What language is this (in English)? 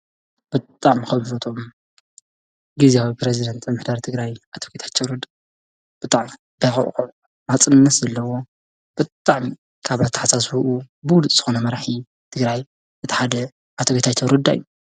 Tigrinya